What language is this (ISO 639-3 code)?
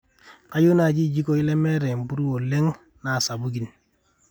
mas